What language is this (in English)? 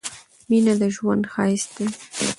Pashto